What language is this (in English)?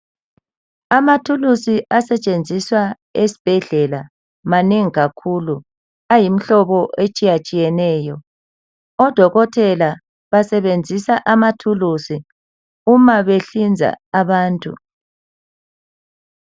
North Ndebele